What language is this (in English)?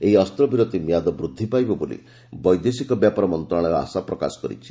Odia